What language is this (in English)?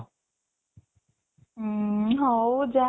Odia